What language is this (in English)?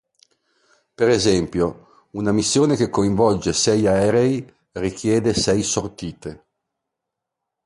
Italian